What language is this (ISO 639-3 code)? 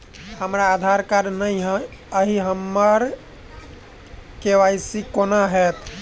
mai